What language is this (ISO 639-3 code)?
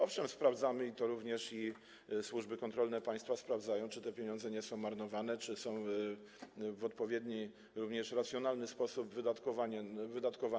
pol